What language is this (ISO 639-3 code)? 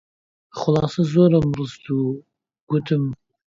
ckb